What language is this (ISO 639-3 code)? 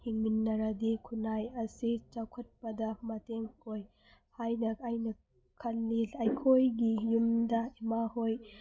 mni